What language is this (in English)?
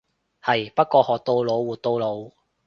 Cantonese